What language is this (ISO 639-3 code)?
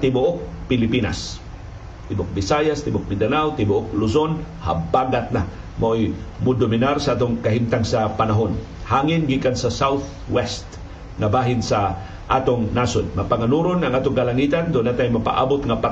fil